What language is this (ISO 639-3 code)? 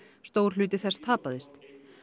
isl